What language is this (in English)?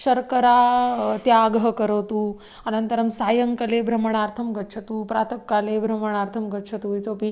Sanskrit